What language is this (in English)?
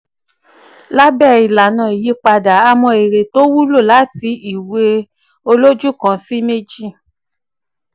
Yoruba